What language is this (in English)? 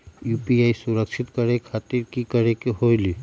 Magahi